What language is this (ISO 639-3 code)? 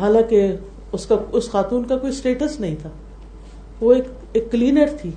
urd